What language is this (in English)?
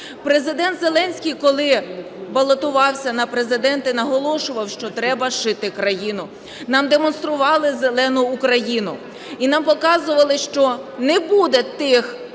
Ukrainian